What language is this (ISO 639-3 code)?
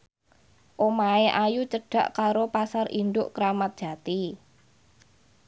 jav